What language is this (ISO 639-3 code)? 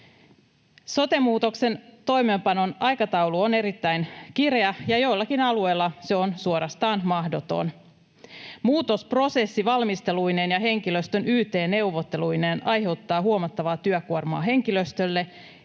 fin